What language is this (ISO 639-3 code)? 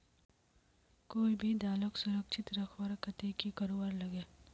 mag